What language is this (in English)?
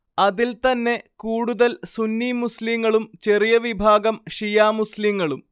Malayalam